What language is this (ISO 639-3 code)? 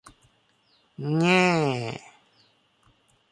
tha